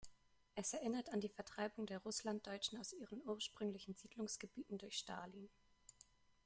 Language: German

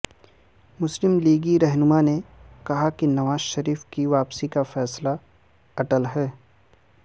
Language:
Urdu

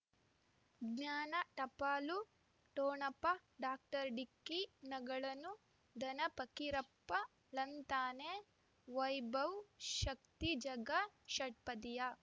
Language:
Kannada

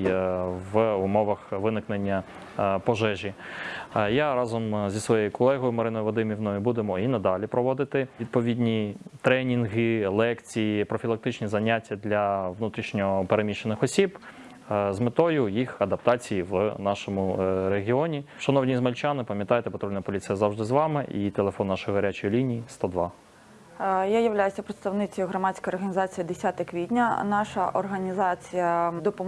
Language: Ukrainian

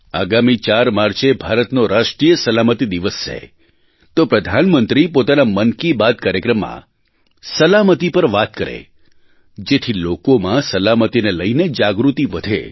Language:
Gujarati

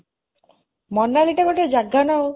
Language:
Odia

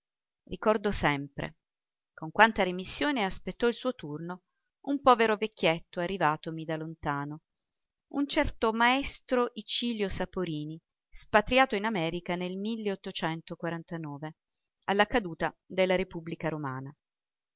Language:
Italian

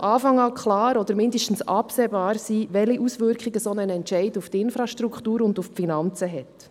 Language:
Swiss German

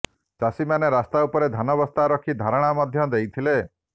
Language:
Odia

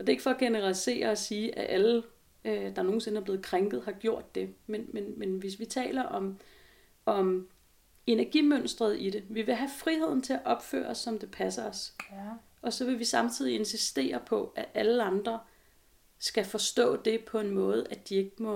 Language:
Danish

